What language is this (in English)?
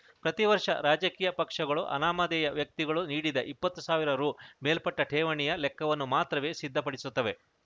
Kannada